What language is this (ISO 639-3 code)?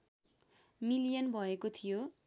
nep